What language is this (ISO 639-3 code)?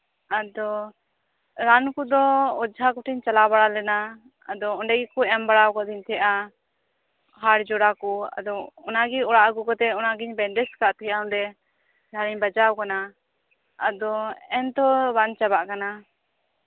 sat